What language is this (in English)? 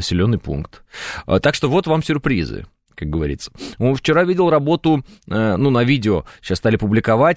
Russian